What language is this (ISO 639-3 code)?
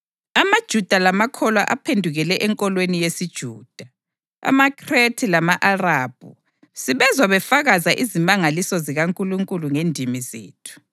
nde